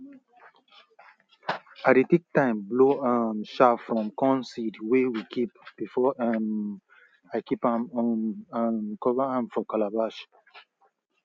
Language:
Nigerian Pidgin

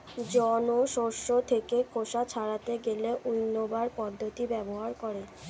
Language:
Bangla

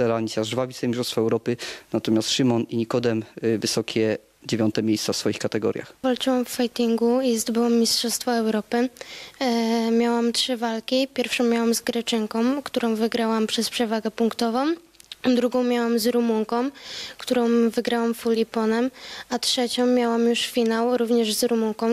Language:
Polish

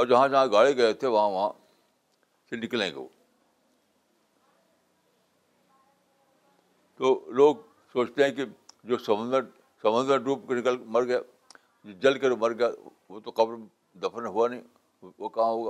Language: Urdu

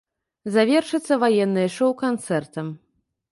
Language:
Belarusian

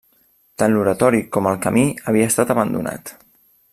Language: Catalan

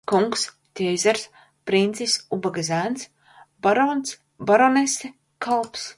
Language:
Latvian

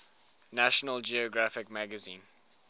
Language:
English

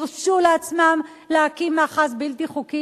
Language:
Hebrew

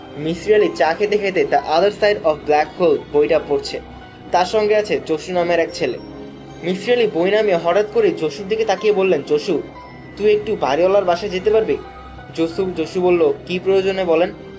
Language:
Bangla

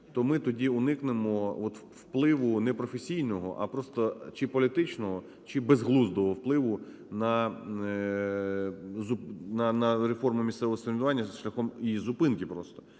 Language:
Ukrainian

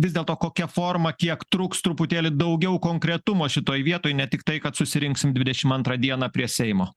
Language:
Lithuanian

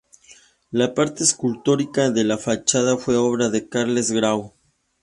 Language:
Spanish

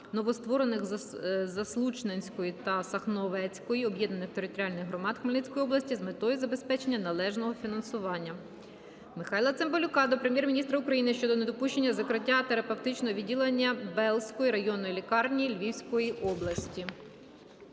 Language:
Ukrainian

